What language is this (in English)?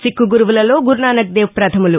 Telugu